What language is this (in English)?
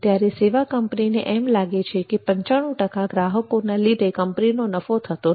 Gujarati